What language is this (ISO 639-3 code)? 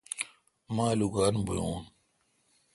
xka